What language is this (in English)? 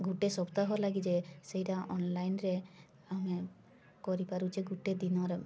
Odia